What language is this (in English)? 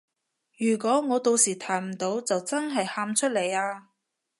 Cantonese